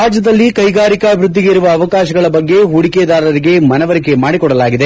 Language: Kannada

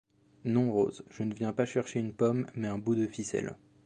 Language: French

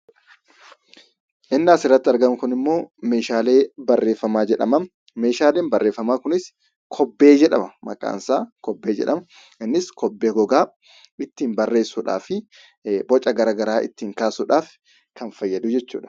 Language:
Oromo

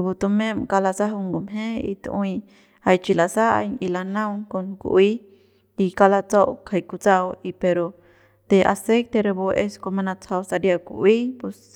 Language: Central Pame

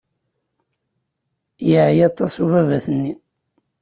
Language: Kabyle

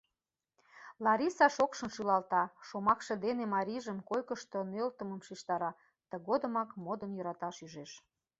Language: Mari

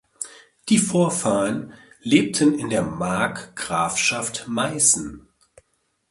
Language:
German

